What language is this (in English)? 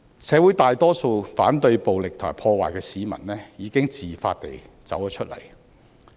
Cantonese